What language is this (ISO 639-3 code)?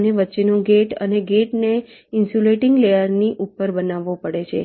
guj